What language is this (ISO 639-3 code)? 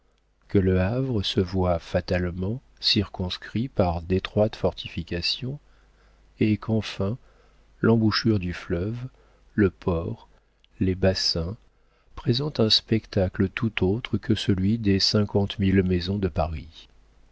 fra